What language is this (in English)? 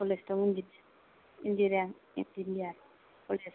Bodo